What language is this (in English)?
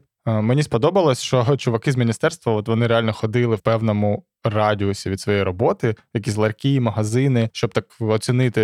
Ukrainian